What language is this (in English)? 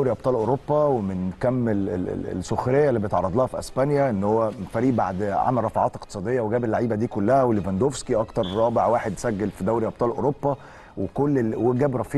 Arabic